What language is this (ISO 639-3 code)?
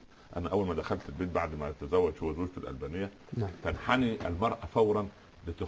ara